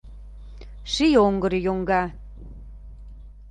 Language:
Mari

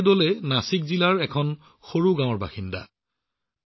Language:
Assamese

